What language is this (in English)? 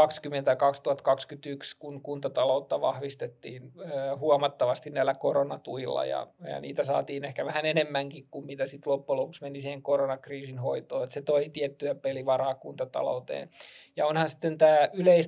Finnish